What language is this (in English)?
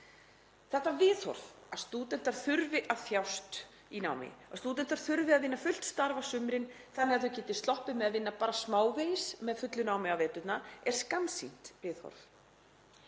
Icelandic